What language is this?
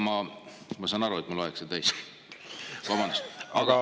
Estonian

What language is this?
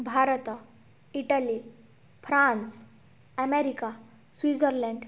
Odia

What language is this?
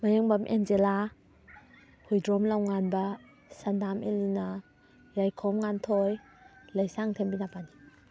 Manipuri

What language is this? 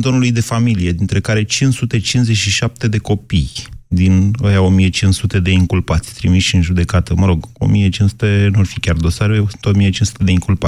Romanian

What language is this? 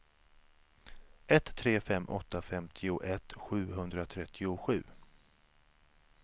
Swedish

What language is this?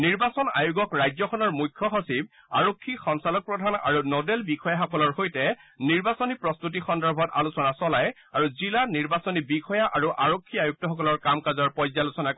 Assamese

